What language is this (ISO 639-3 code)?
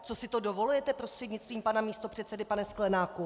ces